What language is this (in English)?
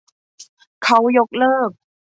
Thai